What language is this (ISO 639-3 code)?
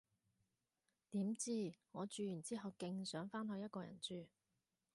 yue